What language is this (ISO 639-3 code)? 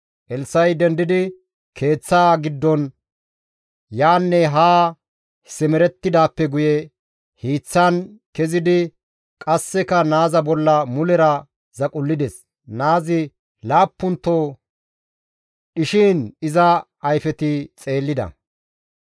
gmv